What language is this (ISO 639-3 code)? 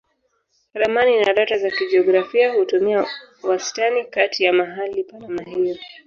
swa